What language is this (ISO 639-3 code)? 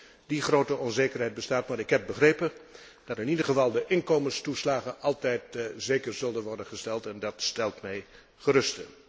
nld